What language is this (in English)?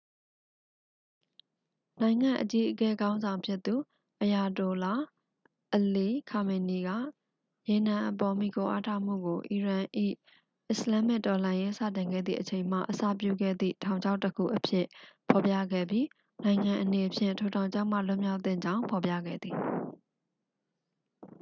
Burmese